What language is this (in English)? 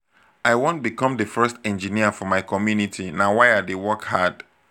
Nigerian Pidgin